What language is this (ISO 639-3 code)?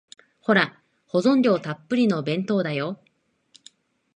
jpn